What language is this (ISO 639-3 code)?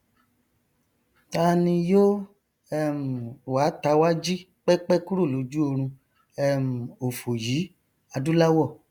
yor